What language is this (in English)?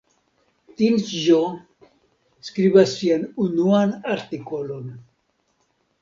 Esperanto